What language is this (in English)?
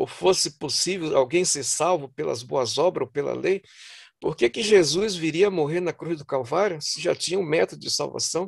Portuguese